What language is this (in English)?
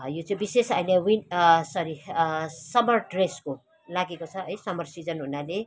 Nepali